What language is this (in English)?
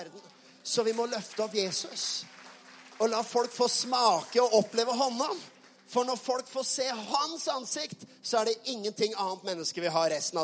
Swedish